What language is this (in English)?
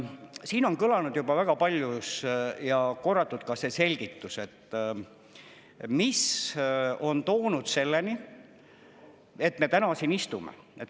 Estonian